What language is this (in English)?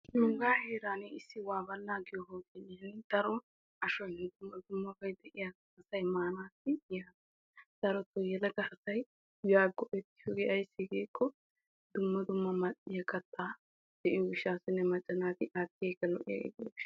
Wolaytta